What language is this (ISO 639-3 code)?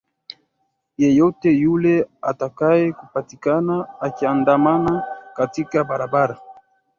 swa